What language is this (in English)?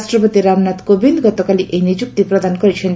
Odia